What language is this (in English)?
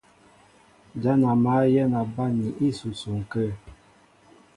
Mbo (Cameroon)